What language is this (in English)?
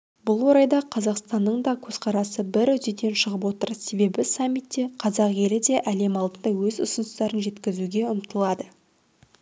Kazakh